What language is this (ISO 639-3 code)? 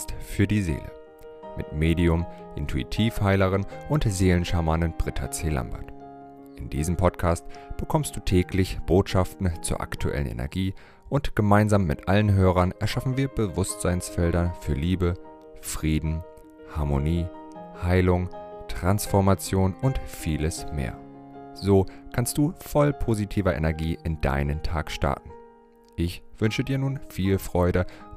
deu